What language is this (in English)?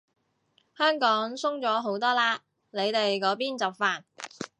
Cantonese